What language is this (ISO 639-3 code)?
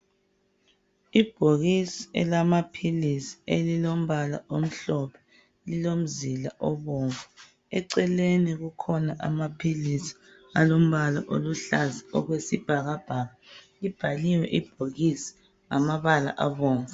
nde